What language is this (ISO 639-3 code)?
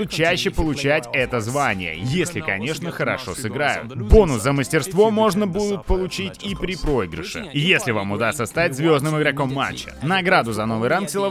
rus